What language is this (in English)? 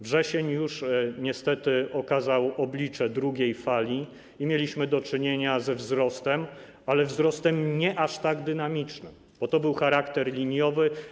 Polish